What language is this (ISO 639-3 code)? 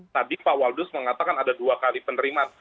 ind